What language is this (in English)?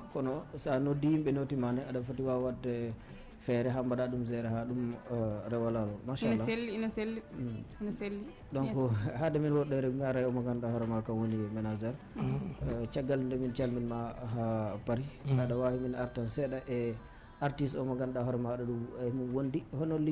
Indonesian